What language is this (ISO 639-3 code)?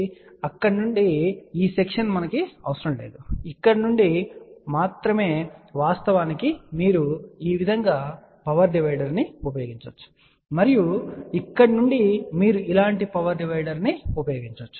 tel